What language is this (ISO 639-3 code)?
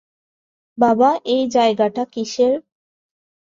ben